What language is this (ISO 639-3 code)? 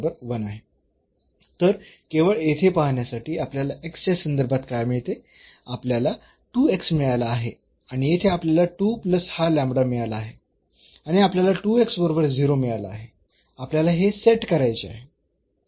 mar